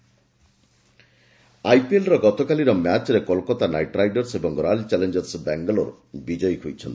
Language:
Odia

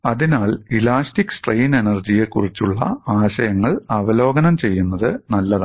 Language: Malayalam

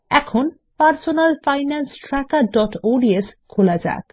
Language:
Bangla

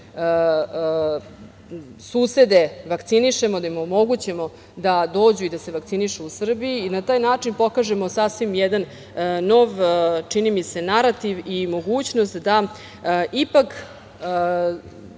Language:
Serbian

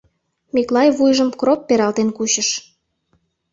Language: Mari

